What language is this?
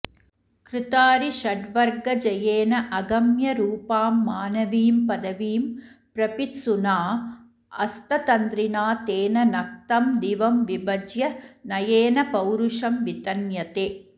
Sanskrit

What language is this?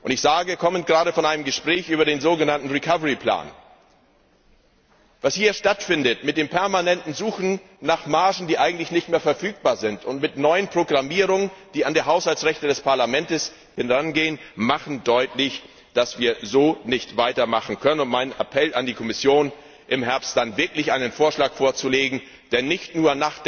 German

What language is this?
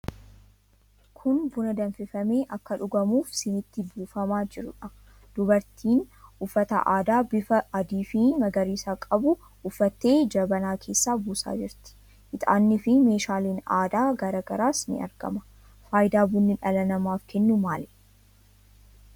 Oromo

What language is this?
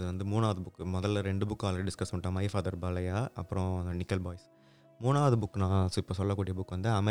Tamil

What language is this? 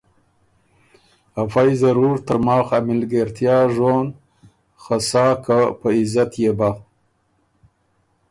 Ormuri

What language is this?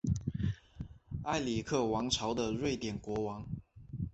Chinese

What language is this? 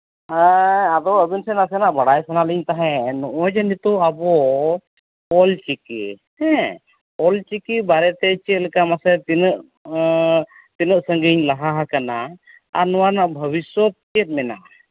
Santali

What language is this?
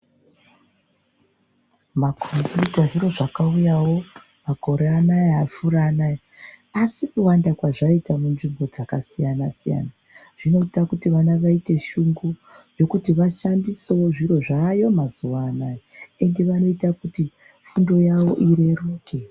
Ndau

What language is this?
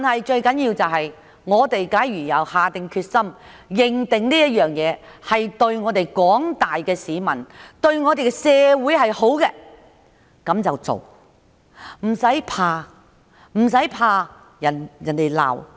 Cantonese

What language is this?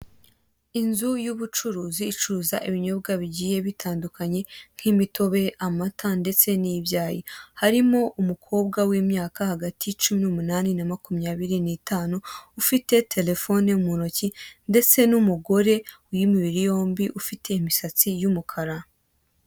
Kinyarwanda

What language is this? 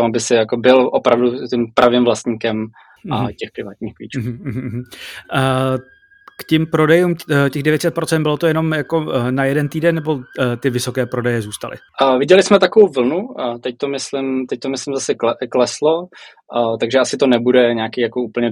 Czech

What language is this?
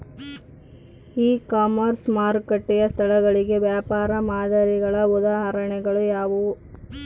Kannada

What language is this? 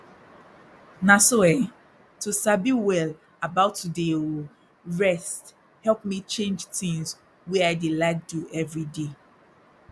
Nigerian Pidgin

